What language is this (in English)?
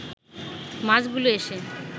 Bangla